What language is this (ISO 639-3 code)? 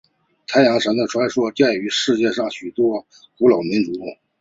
zho